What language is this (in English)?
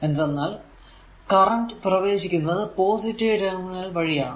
Malayalam